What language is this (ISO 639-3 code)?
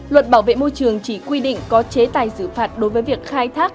vie